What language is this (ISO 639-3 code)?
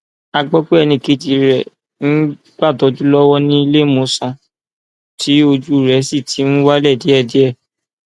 yor